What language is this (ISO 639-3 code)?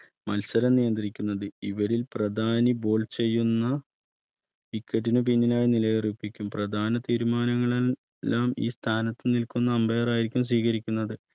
mal